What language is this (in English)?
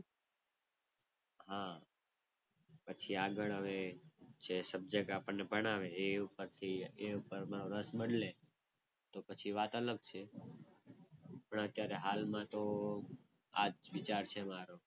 Gujarati